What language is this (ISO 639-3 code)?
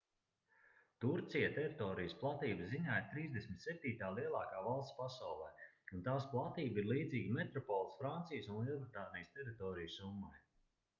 lav